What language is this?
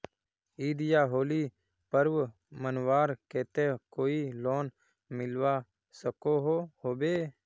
Magahi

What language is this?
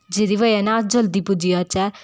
Dogri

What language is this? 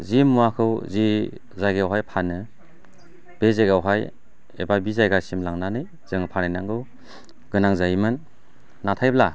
Bodo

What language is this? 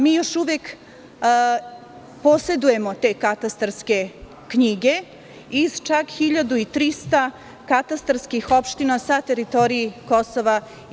Serbian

